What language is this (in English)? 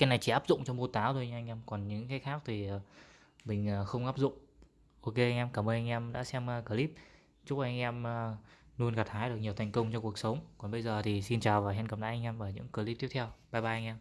Vietnamese